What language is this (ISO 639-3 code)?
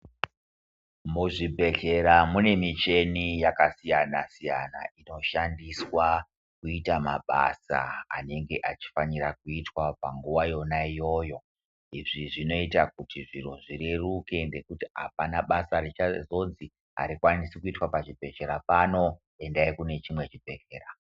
ndc